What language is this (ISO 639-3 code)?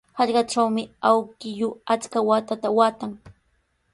qws